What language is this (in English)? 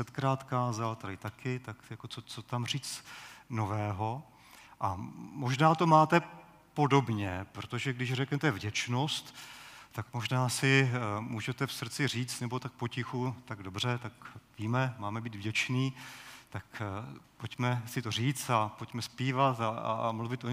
Czech